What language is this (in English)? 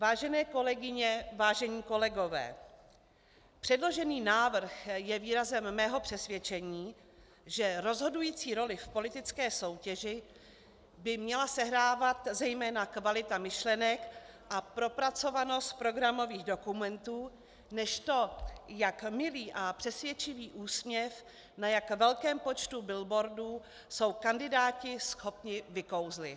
Czech